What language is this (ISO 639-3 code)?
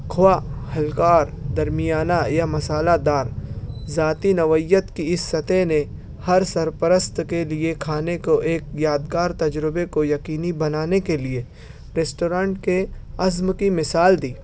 urd